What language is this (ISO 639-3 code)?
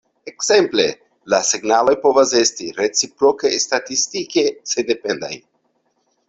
epo